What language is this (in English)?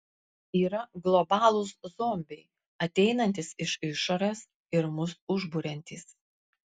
Lithuanian